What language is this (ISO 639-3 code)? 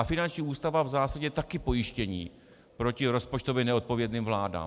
ces